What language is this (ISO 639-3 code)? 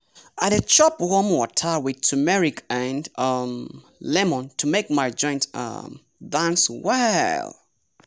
pcm